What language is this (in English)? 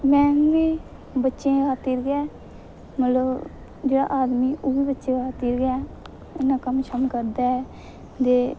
Dogri